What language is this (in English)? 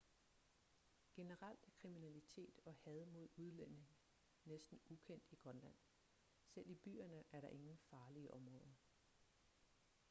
Danish